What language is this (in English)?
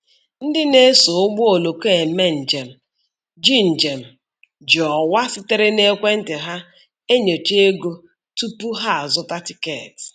Igbo